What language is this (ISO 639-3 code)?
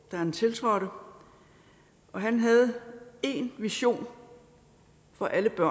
dan